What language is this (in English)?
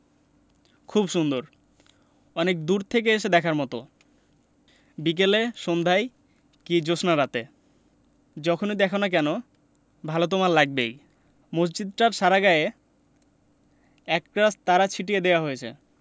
Bangla